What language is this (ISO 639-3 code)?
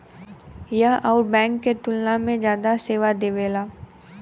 bho